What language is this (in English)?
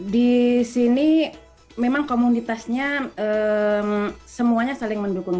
Indonesian